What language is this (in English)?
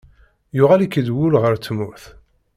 Kabyle